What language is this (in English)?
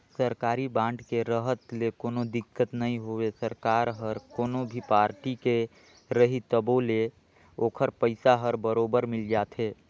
Chhattisgarhi